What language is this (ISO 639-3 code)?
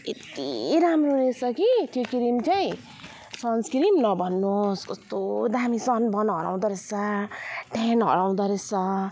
nep